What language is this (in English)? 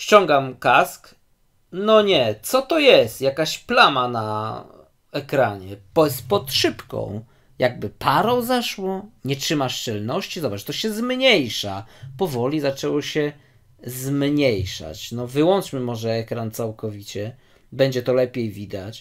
Polish